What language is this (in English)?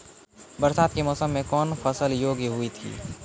Maithili